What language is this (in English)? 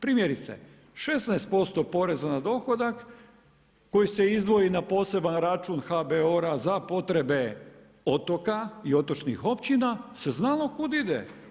Croatian